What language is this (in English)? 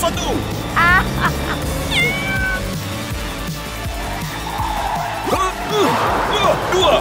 Malay